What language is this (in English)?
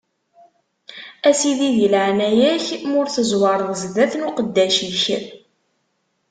Kabyle